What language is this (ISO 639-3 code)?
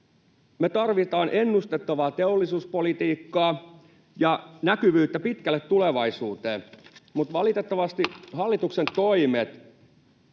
fin